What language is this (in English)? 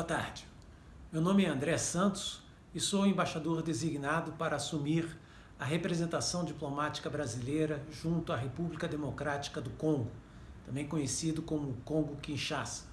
Portuguese